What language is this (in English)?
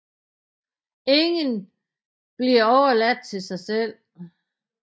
Danish